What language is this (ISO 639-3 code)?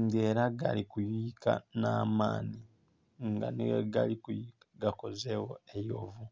xog